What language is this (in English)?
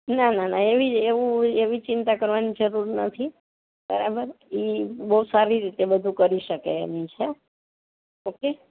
Gujarati